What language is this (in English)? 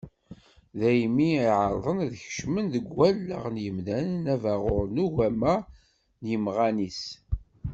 Kabyle